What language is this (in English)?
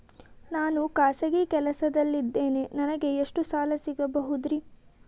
Kannada